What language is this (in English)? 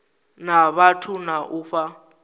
Venda